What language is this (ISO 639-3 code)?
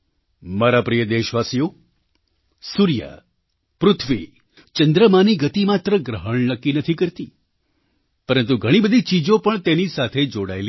guj